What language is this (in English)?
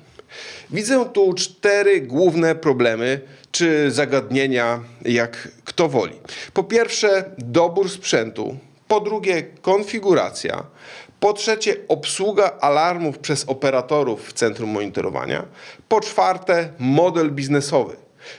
Polish